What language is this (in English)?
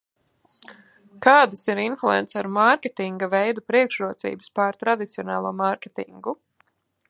Latvian